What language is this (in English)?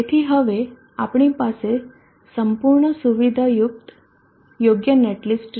Gujarati